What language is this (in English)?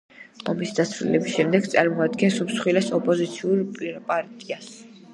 Georgian